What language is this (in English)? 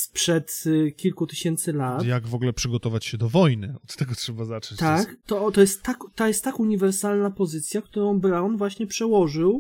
Polish